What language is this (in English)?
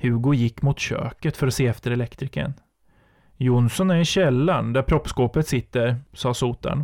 Swedish